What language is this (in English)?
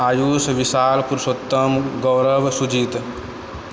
Maithili